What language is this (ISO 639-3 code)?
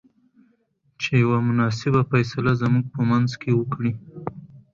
pus